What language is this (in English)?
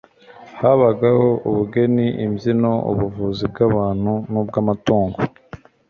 Kinyarwanda